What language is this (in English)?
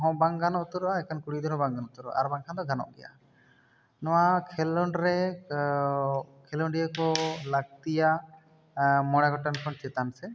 Santali